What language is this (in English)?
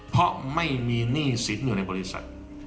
Thai